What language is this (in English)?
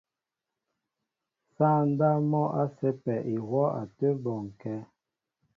Mbo (Cameroon)